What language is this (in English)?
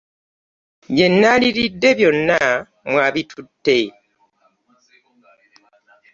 Ganda